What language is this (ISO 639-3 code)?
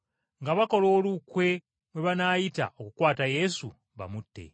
lug